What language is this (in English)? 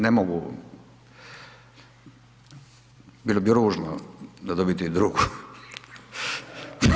Croatian